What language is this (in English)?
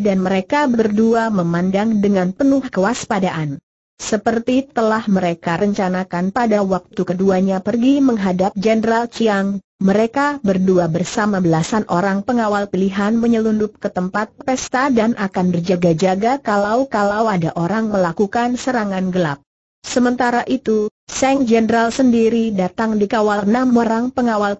Indonesian